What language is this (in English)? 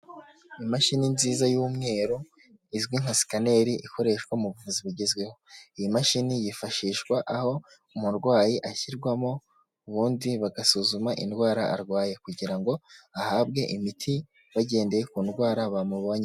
Kinyarwanda